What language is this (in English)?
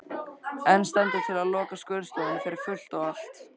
Icelandic